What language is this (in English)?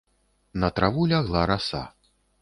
Belarusian